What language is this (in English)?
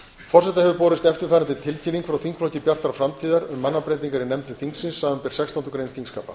Icelandic